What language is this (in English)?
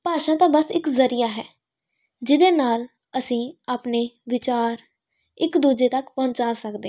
Punjabi